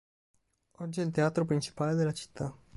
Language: Italian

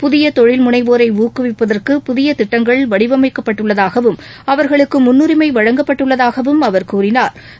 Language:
Tamil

